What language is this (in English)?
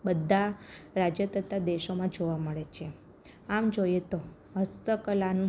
Gujarati